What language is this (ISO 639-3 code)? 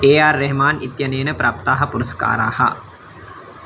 san